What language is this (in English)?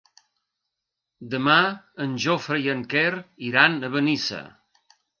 Catalan